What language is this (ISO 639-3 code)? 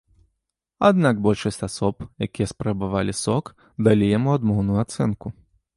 bel